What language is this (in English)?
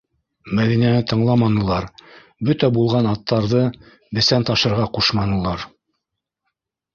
Bashkir